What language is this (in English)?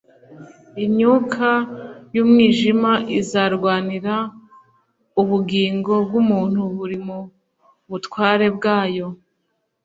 Kinyarwanda